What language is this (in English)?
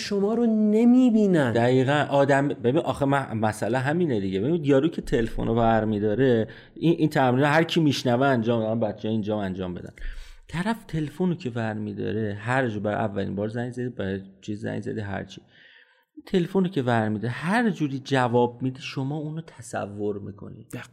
Persian